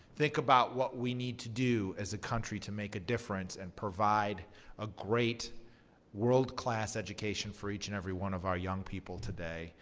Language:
English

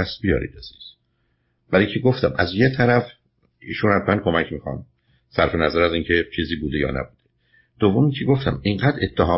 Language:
Persian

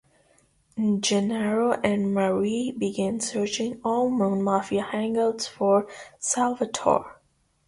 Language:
English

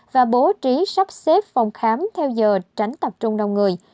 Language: Vietnamese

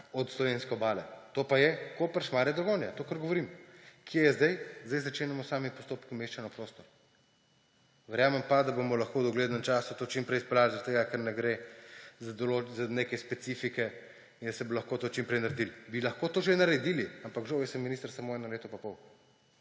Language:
Slovenian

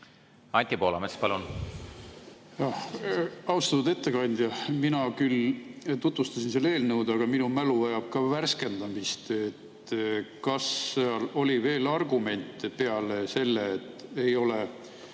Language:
Estonian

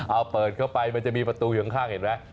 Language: Thai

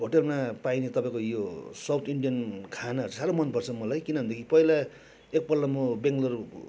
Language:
Nepali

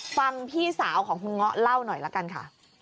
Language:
Thai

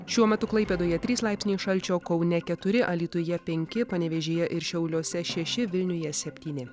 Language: Lithuanian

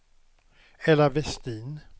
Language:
Swedish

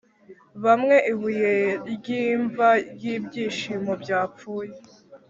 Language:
Kinyarwanda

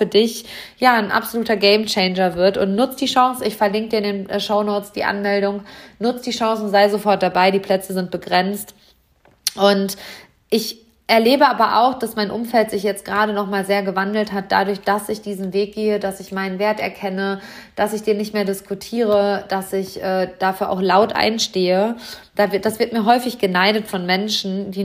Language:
German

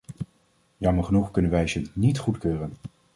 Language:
Dutch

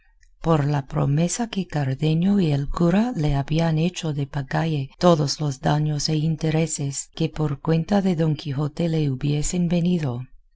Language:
Spanish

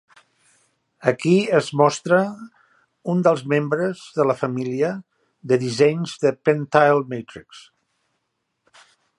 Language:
Catalan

